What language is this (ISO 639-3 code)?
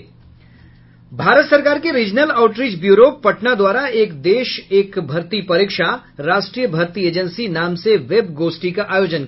hin